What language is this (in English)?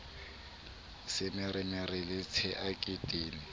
Southern Sotho